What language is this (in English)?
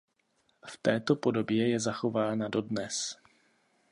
Czech